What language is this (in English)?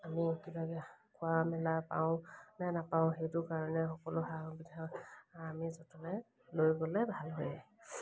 Assamese